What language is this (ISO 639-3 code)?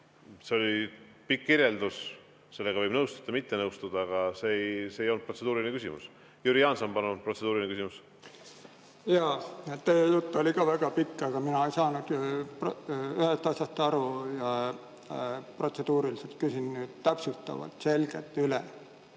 est